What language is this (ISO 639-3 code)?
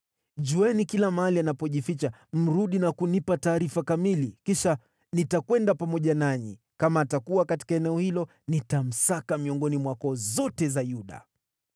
swa